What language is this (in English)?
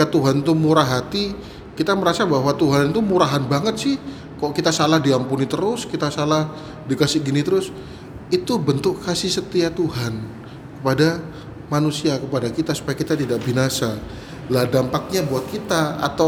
Indonesian